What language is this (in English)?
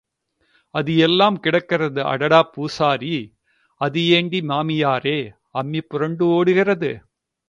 Tamil